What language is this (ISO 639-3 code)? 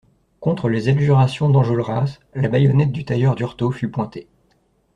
fra